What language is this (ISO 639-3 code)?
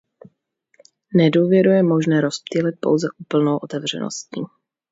ces